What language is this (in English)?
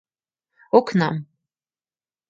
Mari